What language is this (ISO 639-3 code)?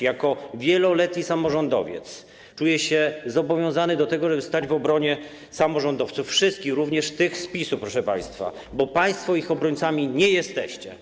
pol